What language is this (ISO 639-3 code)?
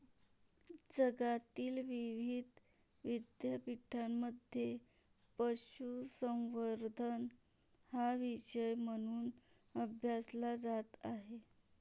mar